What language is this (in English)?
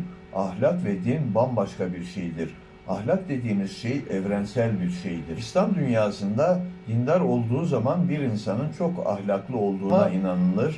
Turkish